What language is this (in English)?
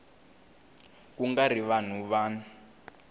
Tsonga